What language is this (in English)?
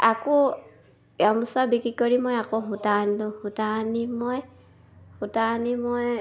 Assamese